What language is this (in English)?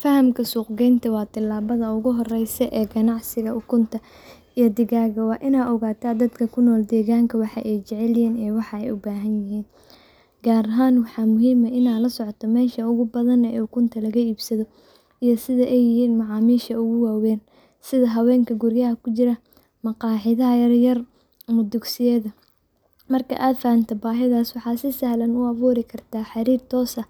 Somali